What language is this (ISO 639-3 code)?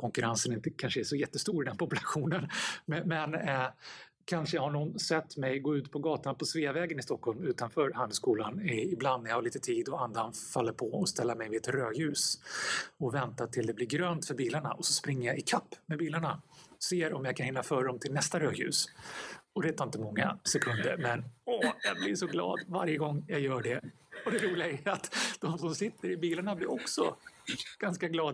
swe